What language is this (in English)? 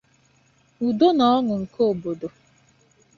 Igbo